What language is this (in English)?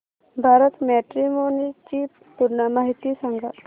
Marathi